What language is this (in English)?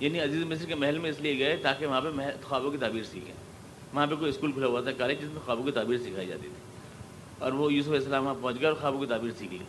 Urdu